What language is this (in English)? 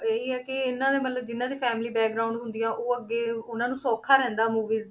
Punjabi